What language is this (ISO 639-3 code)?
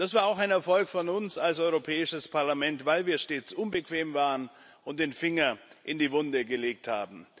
deu